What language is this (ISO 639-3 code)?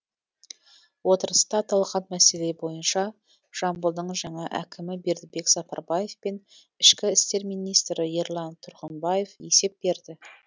kaz